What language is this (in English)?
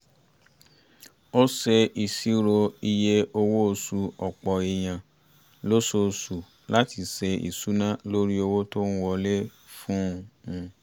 Yoruba